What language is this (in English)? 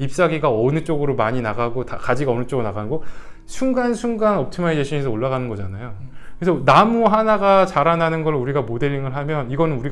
Korean